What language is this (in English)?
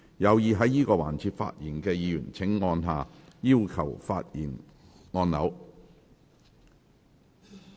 Cantonese